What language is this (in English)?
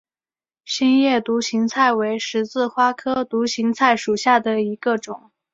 Chinese